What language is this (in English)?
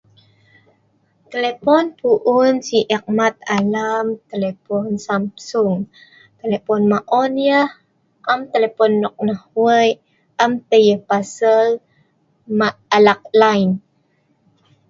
Sa'ban